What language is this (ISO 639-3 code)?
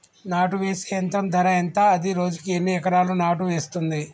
tel